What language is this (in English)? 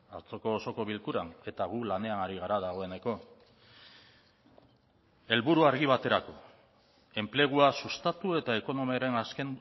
Basque